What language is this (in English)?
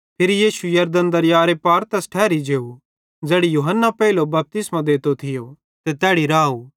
Bhadrawahi